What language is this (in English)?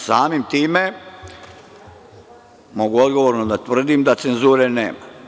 Serbian